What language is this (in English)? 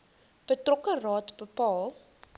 Afrikaans